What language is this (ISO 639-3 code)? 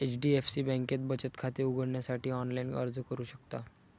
mar